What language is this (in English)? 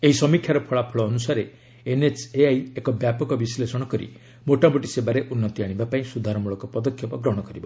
Odia